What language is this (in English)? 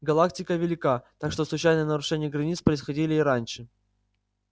Russian